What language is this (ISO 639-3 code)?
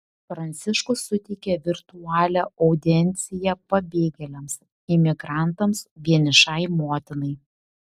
lit